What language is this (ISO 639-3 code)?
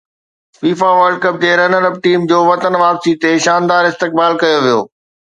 snd